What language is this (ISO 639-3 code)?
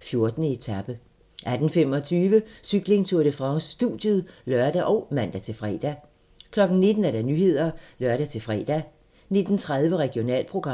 dan